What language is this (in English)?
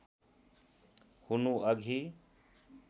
Nepali